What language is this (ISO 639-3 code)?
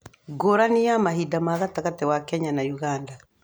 kik